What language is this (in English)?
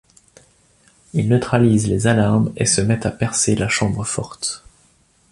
French